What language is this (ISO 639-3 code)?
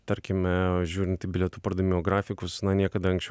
lit